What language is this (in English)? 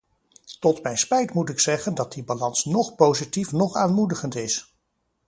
Dutch